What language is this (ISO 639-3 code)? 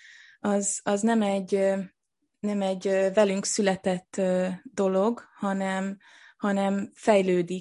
hun